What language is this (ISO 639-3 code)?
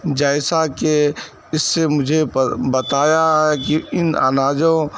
urd